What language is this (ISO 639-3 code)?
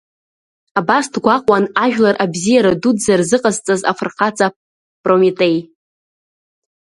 abk